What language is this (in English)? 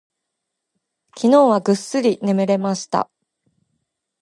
Japanese